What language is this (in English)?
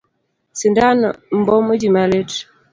Luo (Kenya and Tanzania)